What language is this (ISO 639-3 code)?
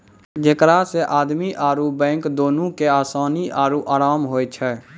mai